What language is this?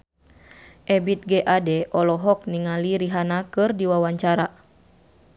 Sundanese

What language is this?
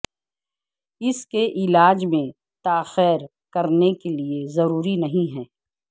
Urdu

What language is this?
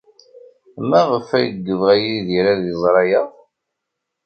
Kabyle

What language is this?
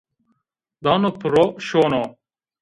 Zaza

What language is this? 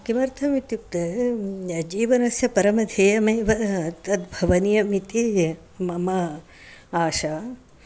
Sanskrit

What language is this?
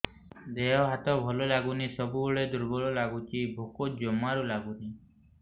Odia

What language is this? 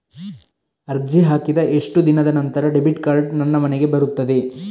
Kannada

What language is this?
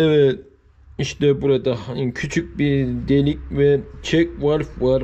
Turkish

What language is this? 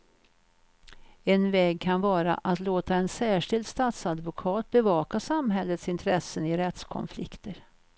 Swedish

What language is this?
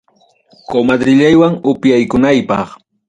Ayacucho Quechua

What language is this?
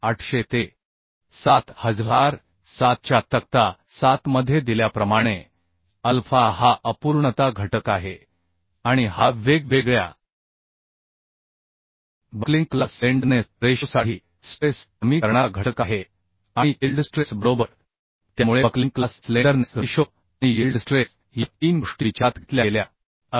Marathi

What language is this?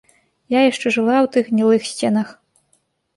Belarusian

